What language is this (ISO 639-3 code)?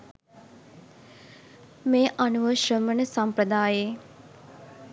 sin